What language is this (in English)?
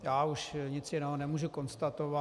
Czech